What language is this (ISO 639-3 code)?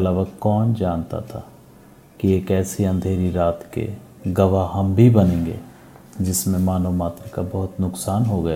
hin